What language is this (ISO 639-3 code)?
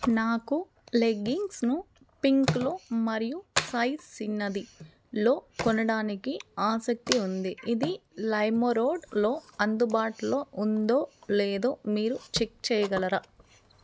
tel